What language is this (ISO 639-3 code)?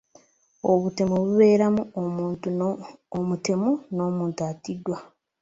lug